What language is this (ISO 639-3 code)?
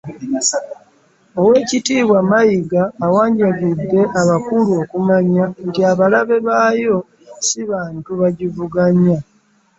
lug